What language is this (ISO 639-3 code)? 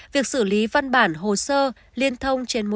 vie